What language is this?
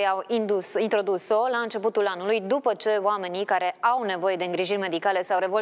Romanian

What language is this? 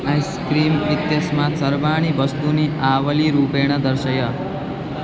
Sanskrit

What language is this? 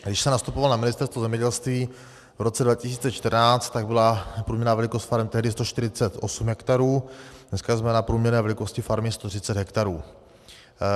Czech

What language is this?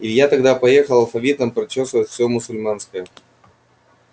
Russian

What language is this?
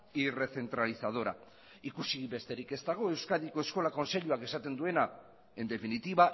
Basque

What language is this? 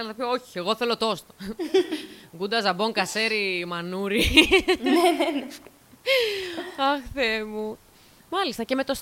Greek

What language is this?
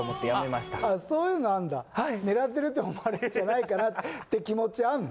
Japanese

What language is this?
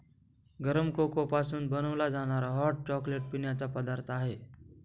Marathi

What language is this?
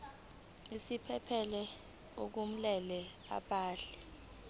Zulu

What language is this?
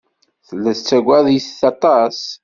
Kabyle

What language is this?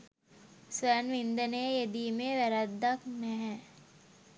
Sinhala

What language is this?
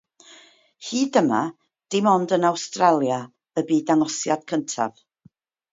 Welsh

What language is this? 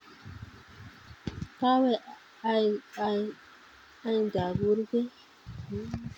Kalenjin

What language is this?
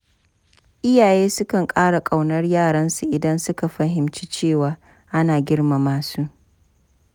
Hausa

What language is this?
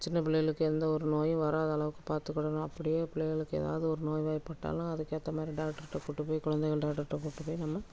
Tamil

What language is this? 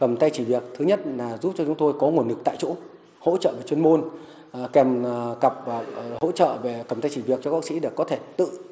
Vietnamese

